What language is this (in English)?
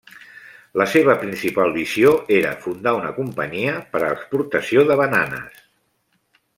Catalan